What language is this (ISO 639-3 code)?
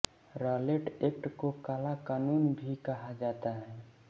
hin